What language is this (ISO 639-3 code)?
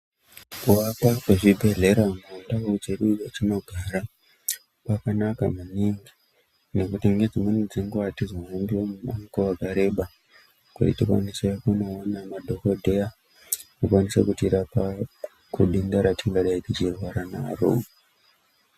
ndc